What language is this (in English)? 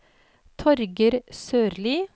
Norwegian